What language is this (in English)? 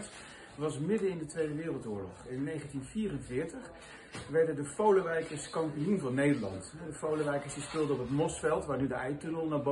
Dutch